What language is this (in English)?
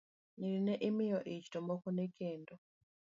Luo (Kenya and Tanzania)